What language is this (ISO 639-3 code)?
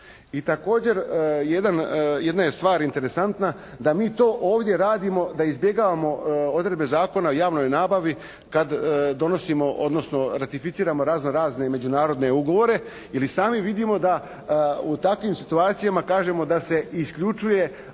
hrv